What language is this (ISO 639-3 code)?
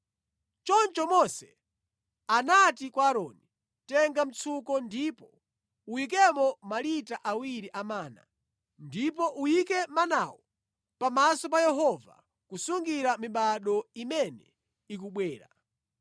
nya